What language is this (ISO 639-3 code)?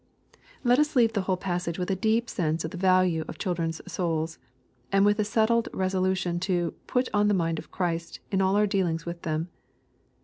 eng